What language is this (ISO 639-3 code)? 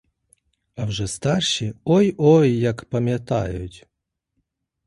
ukr